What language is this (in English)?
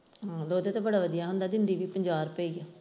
Punjabi